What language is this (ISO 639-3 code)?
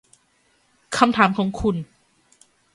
tha